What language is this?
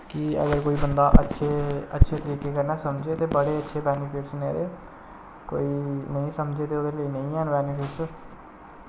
Dogri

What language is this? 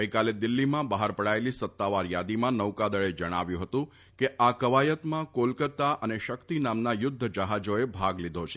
Gujarati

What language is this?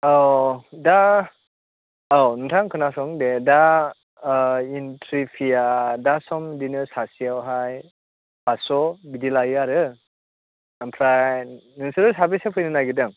Bodo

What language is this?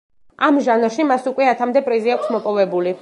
Georgian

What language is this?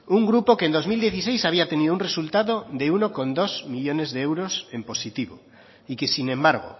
Spanish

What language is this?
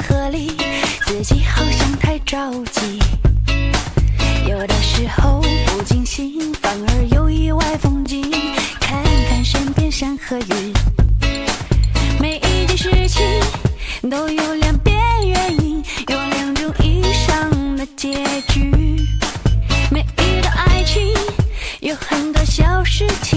Chinese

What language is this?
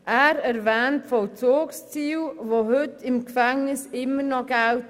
Swiss German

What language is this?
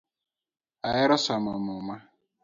Luo (Kenya and Tanzania)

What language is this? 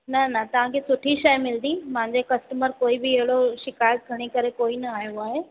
Sindhi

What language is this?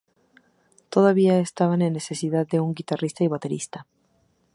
Spanish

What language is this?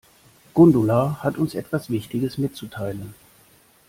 German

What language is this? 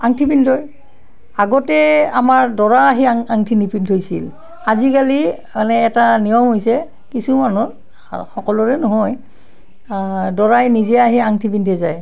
Assamese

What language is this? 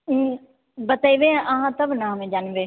Maithili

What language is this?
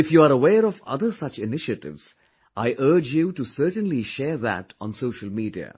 English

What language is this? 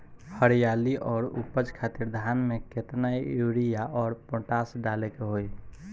Bhojpuri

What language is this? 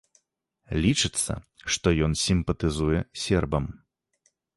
Belarusian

